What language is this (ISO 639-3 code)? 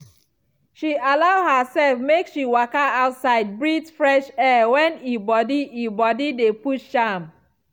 pcm